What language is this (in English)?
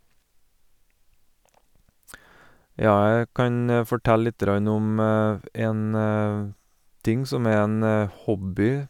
Norwegian